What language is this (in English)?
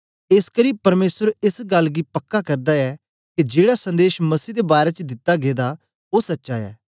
Dogri